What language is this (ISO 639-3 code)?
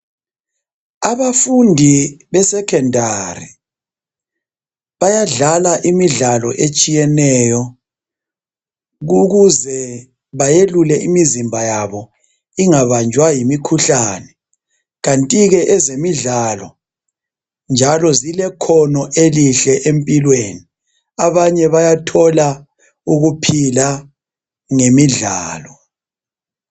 nde